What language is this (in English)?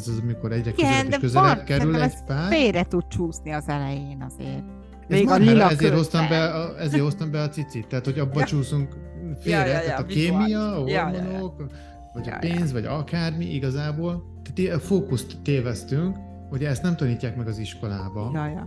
Hungarian